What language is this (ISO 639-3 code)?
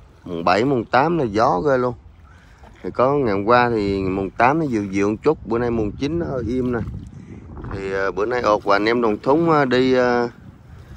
vie